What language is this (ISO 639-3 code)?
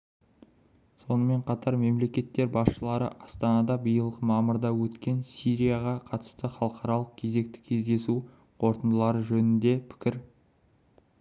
kaz